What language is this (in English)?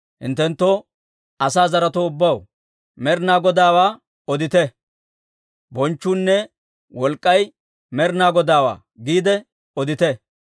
Dawro